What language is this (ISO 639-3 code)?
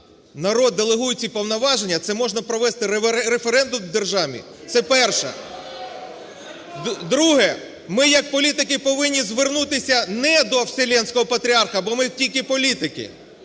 ukr